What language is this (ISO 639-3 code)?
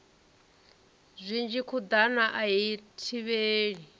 ven